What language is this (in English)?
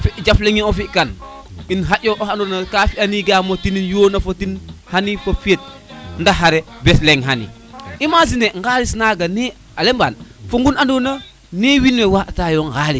Serer